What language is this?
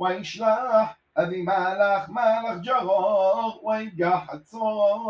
Hebrew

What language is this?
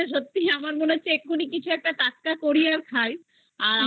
Bangla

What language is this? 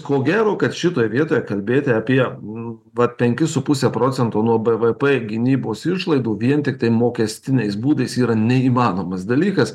Lithuanian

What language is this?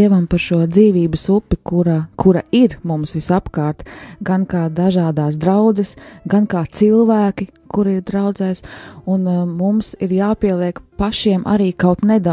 Latvian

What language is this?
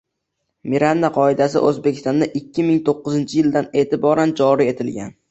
Uzbek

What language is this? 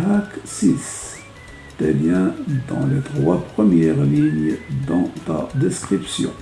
French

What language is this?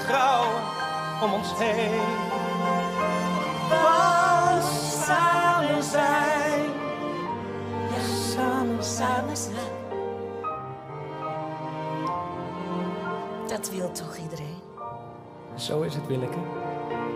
Dutch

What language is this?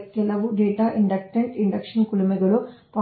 Kannada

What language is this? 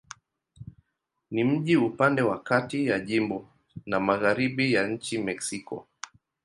Swahili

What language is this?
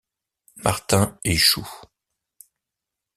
French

